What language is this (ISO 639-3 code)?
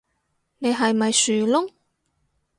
yue